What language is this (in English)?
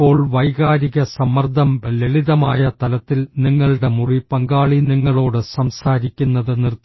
Malayalam